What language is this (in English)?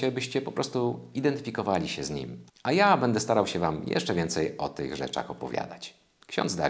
Polish